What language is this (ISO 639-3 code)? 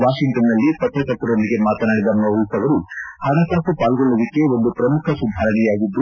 kan